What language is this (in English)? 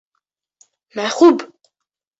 Bashkir